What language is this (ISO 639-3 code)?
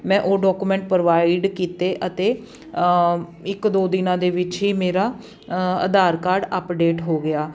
pan